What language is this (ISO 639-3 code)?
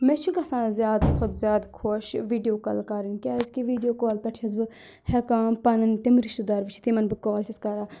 kas